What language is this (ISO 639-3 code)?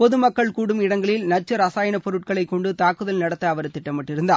tam